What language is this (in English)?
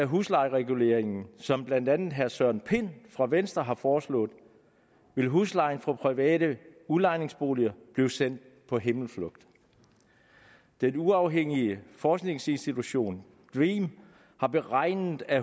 Danish